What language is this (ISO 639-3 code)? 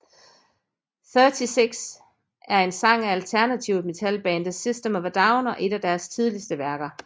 dan